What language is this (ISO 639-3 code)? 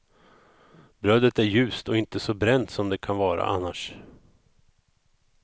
swe